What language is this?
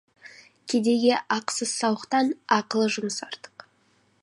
Kazakh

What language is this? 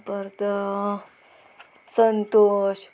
Konkani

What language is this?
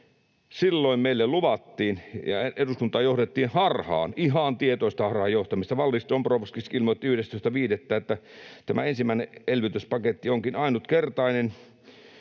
Finnish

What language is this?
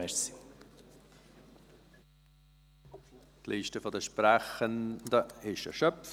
Swiss German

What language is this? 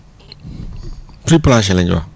Wolof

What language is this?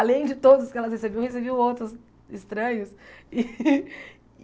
Portuguese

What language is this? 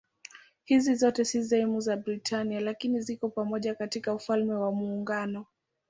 Swahili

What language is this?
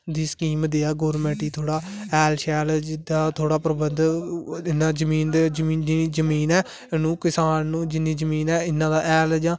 Dogri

